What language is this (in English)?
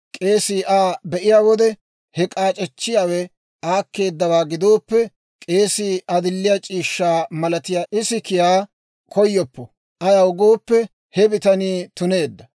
Dawro